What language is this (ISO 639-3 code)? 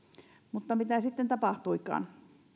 fin